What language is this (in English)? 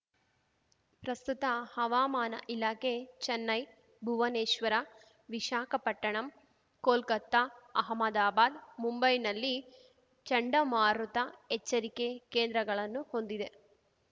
Kannada